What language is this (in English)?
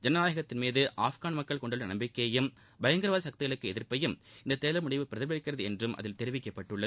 Tamil